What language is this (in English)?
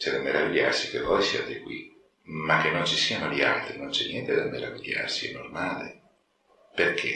Italian